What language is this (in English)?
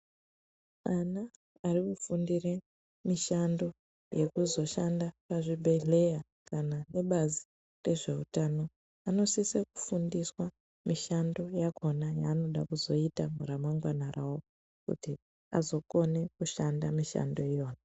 Ndau